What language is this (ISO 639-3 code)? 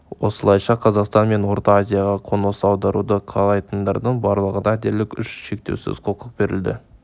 kaz